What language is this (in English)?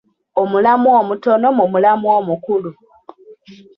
Ganda